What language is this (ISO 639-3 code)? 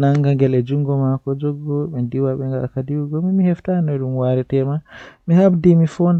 fuh